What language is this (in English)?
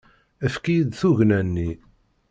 Kabyle